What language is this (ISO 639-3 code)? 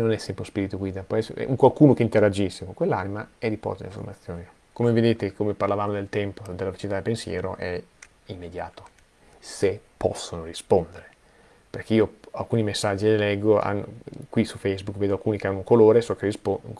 ita